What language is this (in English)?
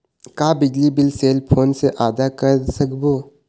Chhattisgarhi